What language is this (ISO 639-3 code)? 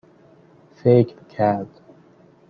fas